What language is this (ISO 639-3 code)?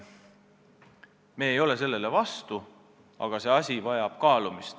est